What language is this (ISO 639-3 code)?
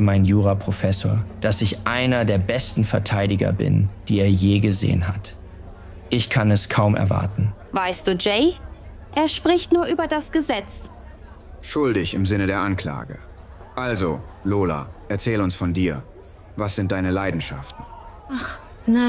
deu